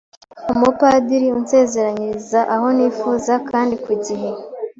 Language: Kinyarwanda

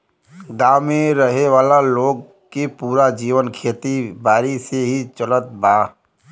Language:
Bhojpuri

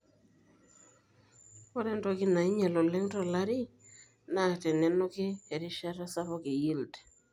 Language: Masai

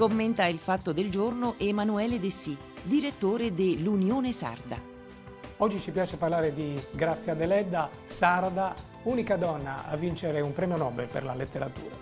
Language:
Italian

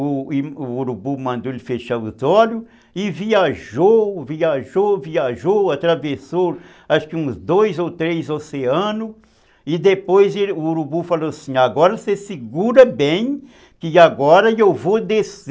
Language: Portuguese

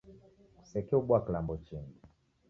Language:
Taita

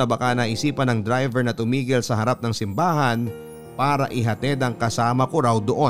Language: Filipino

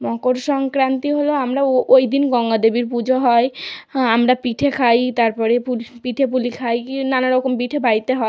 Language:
Bangla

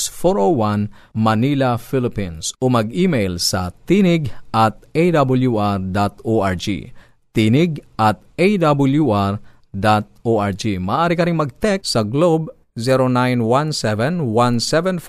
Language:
Filipino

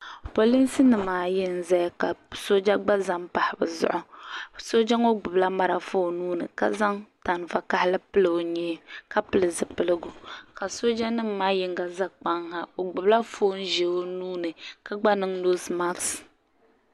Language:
Dagbani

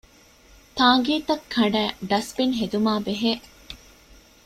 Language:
Divehi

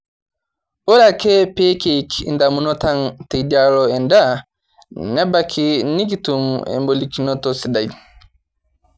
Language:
Masai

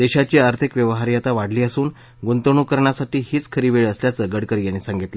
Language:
Marathi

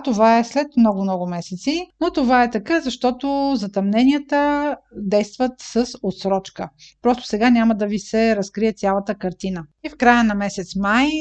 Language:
Bulgarian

